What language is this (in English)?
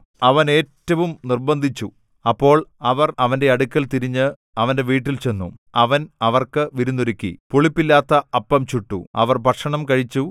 Malayalam